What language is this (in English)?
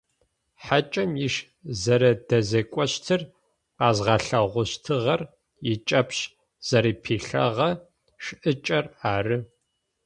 Adyghe